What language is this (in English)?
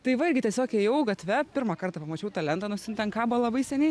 Lithuanian